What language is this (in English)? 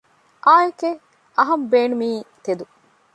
Divehi